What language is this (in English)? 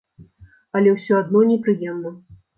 Belarusian